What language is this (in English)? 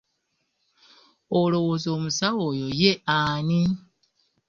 Ganda